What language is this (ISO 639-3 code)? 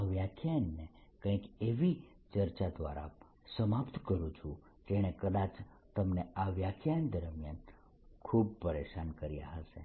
guj